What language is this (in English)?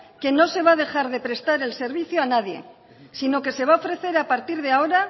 Spanish